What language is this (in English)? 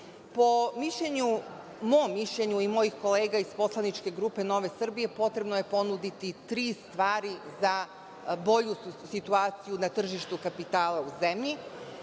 Serbian